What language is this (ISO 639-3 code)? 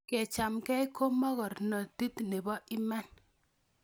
kln